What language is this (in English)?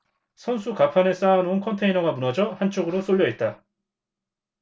Korean